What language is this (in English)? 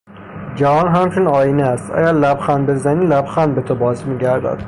Persian